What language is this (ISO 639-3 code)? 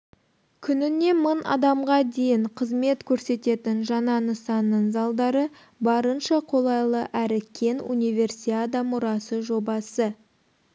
kaz